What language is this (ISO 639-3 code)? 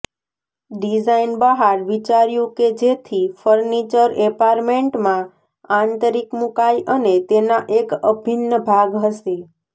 guj